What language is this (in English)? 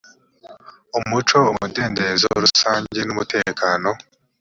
Kinyarwanda